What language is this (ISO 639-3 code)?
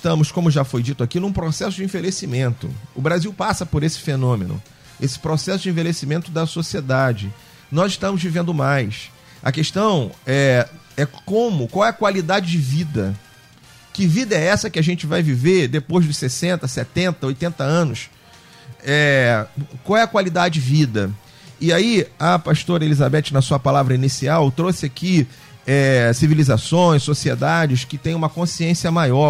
por